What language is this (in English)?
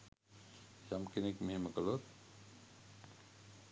Sinhala